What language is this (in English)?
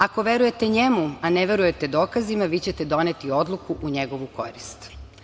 Serbian